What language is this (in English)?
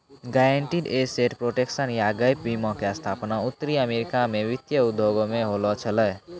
Maithili